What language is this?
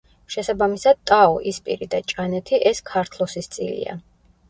Georgian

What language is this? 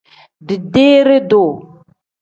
Tem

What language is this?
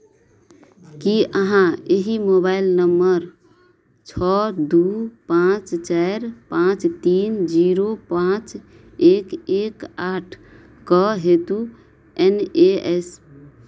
Maithili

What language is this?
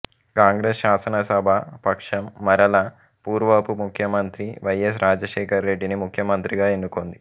Telugu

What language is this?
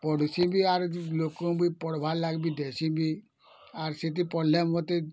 Odia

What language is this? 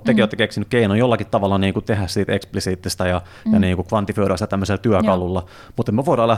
Finnish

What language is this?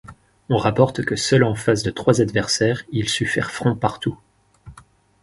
French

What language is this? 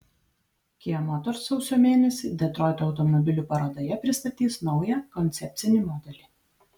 Lithuanian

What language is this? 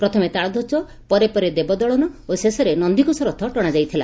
Odia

